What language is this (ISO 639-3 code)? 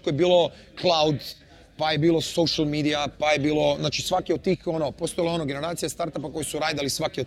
hrv